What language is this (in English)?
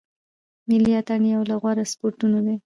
Pashto